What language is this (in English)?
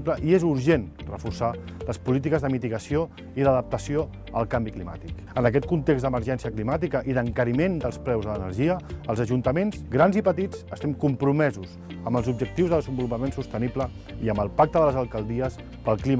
Catalan